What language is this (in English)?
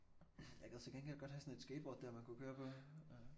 Danish